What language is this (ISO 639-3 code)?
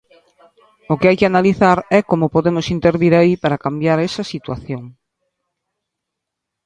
glg